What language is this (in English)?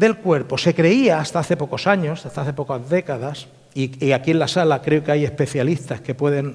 Spanish